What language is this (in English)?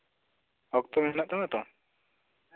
Santali